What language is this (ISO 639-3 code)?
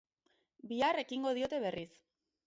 eus